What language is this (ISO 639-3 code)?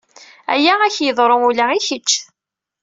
kab